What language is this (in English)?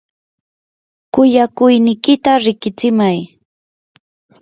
Yanahuanca Pasco Quechua